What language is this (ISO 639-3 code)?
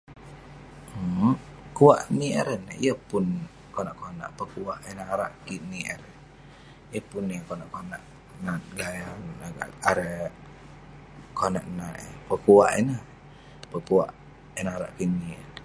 pne